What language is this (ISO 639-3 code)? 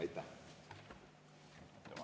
est